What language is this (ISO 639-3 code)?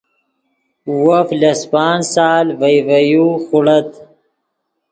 ydg